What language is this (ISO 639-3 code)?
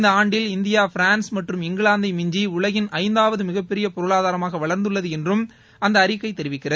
tam